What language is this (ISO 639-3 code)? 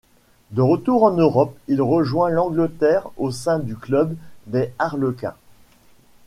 fra